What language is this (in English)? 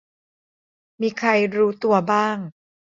Thai